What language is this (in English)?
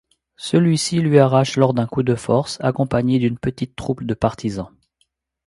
French